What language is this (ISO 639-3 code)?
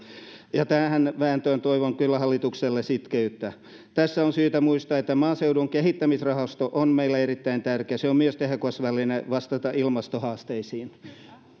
fin